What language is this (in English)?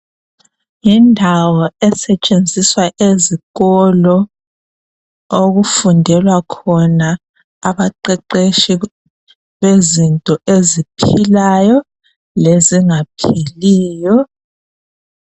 North Ndebele